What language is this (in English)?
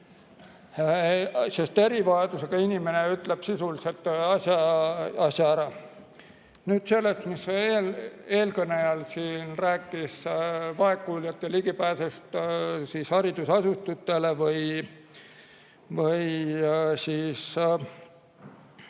Estonian